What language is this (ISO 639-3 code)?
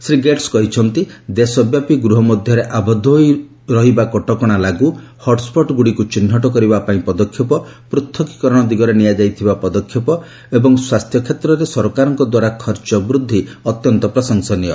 ori